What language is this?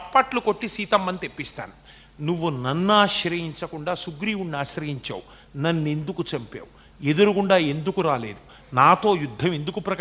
Telugu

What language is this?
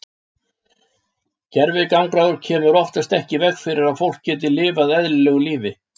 Icelandic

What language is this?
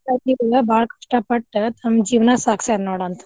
Kannada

